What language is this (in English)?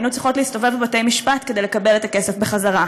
Hebrew